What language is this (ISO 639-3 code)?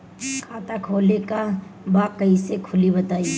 bho